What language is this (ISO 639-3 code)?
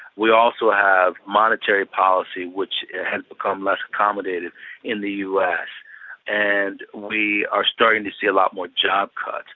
eng